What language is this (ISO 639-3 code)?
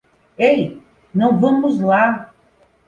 por